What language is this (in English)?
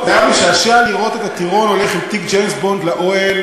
Hebrew